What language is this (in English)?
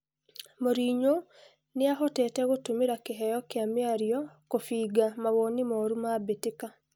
Kikuyu